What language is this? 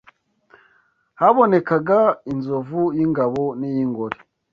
Kinyarwanda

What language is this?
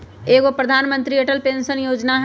Magahi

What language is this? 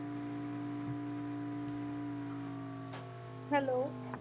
Punjabi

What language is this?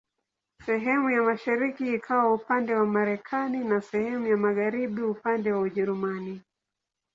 Swahili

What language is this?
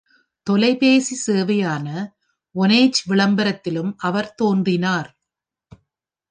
Tamil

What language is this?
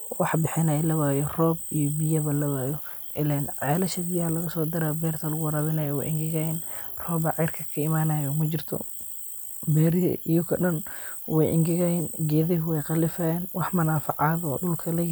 Somali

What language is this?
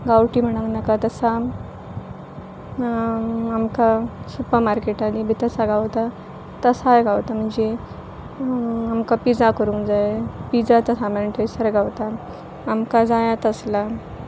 Konkani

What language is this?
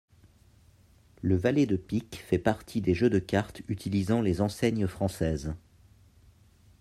French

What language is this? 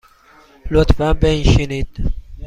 Persian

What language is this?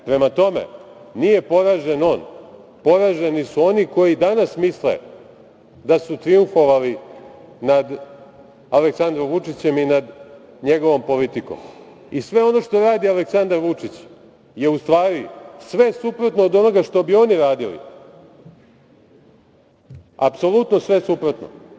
Serbian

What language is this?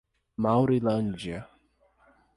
Portuguese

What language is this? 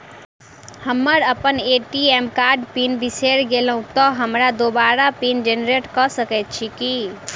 Maithili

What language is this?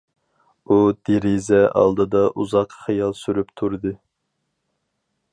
Uyghur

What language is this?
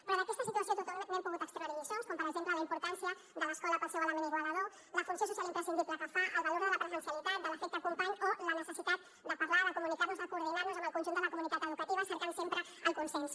Catalan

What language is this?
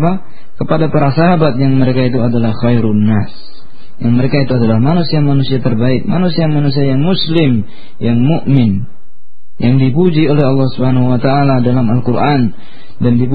Indonesian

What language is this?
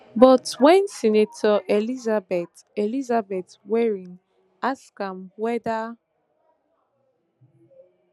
Nigerian Pidgin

